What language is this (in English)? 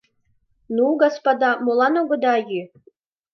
Mari